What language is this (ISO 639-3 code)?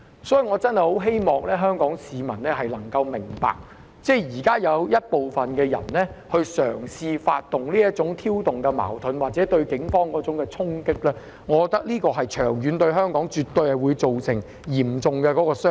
yue